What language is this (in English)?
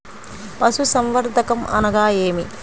Telugu